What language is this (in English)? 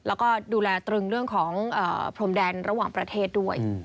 Thai